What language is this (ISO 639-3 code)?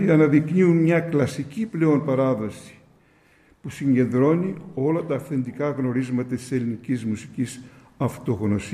ell